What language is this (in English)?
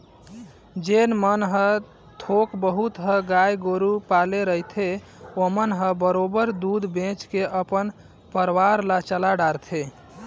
Chhattisgarhi